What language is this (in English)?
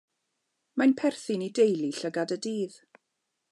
Welsh